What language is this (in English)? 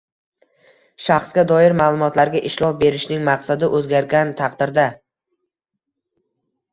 Uzbek